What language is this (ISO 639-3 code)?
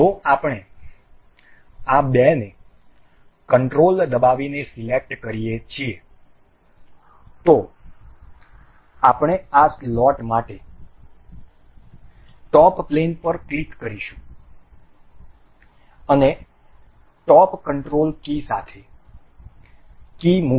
guj